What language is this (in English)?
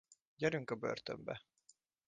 Hungarian